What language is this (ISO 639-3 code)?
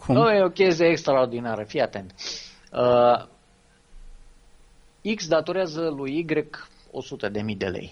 ron